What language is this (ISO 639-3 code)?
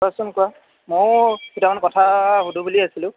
asm